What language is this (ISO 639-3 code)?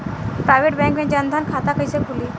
bho